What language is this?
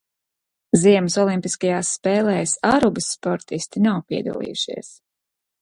Latvian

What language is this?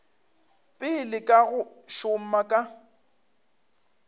Northern Sotho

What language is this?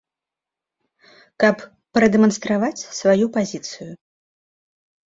Belarusian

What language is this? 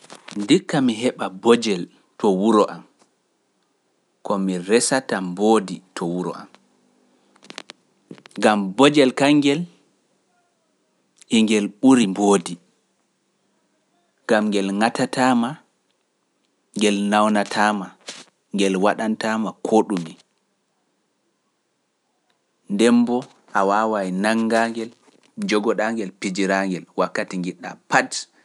Pular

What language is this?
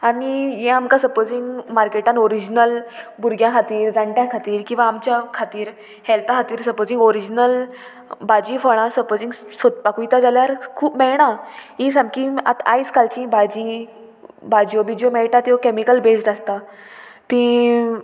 Konkani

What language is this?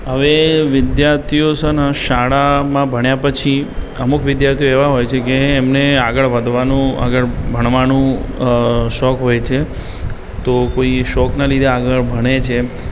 Gujarati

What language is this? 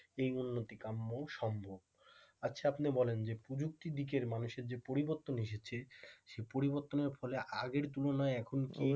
Bangla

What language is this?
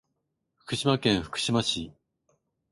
Japanese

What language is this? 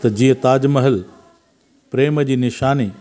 Sindhi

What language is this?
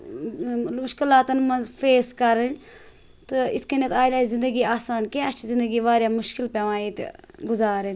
Kashmiri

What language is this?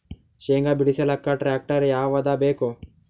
Kannada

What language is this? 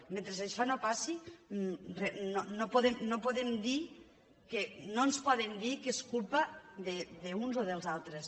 Catalan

